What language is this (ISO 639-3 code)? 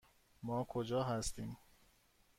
fas